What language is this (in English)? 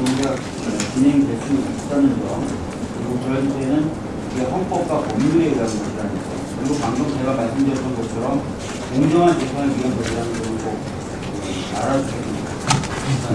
Korean